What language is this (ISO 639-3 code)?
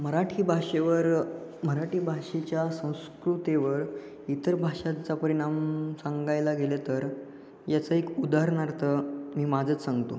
mar